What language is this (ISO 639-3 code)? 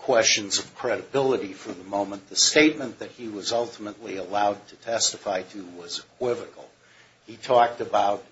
eng